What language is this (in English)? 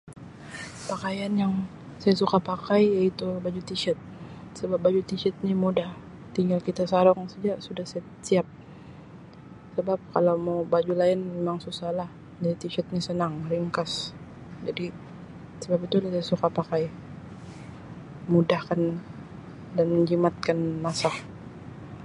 Sabah Malay